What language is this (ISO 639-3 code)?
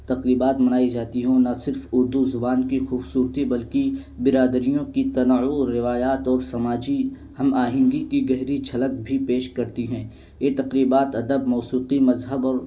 urd